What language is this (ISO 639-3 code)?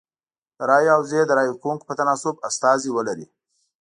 pus